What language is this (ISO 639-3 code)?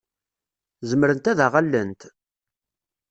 kab